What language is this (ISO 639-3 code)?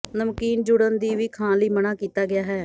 pan